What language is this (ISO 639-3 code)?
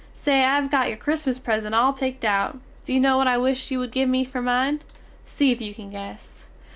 eng